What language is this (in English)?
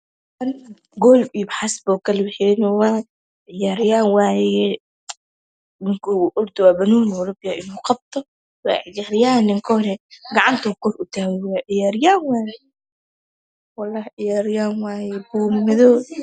Somali